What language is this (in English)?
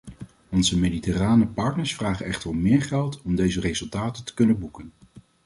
Dutch